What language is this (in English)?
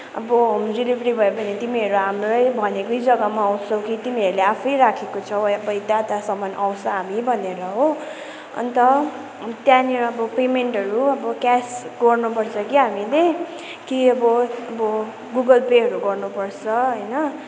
Nepali